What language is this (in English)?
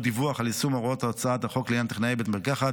Hebrew